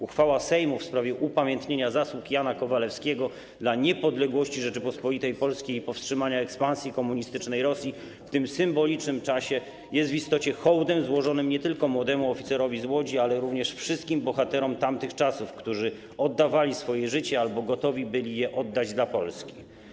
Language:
Polish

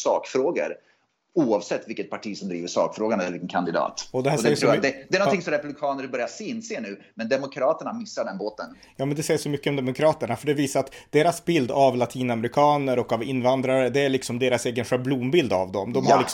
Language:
Swedish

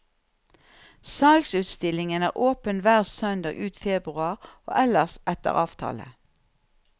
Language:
Norwegian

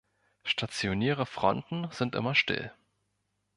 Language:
German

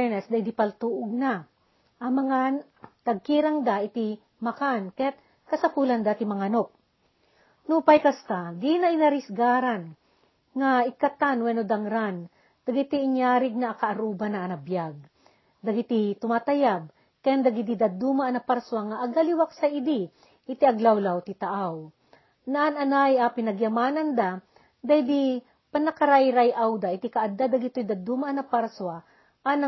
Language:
Filipino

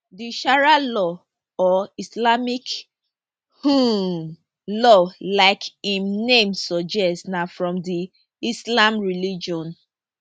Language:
Nigerian Pidgin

